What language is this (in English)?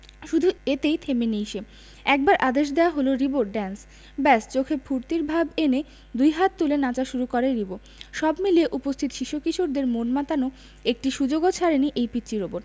Bangla